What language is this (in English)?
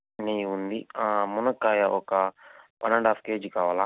Telugu